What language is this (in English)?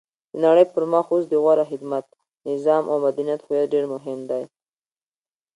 Pashto